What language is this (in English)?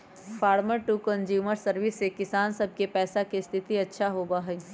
Magahi